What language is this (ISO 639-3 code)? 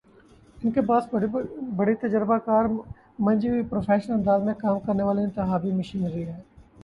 urd